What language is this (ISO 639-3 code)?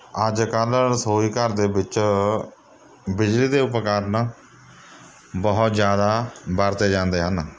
pan